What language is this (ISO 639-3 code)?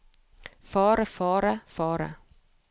nor